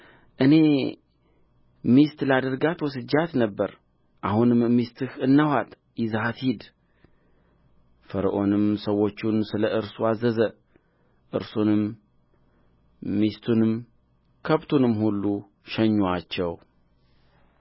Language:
Amharic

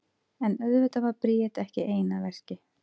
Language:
Icelandic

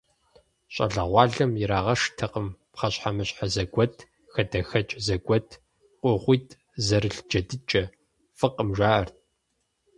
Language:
Kabardian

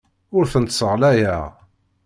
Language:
Kabyle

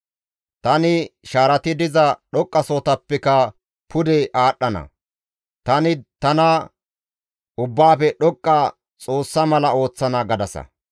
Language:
Gamo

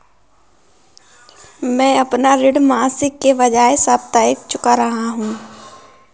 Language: Hindi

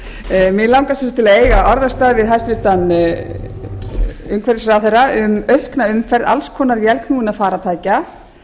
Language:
Icelandic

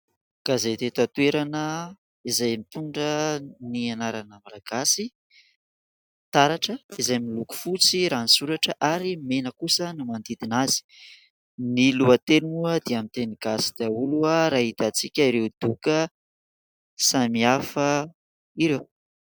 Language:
Malagasy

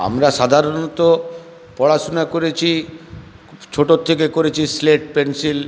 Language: Bangla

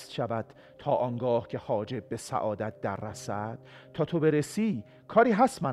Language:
Persian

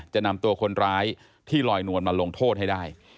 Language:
Thai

